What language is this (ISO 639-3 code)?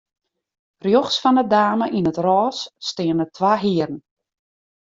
fry